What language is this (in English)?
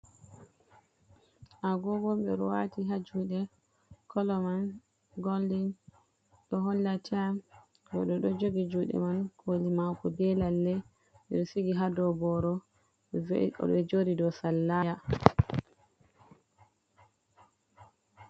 Fula